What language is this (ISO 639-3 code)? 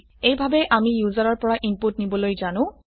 asm